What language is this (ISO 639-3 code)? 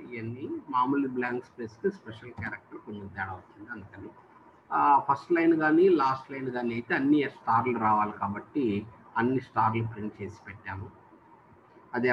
tha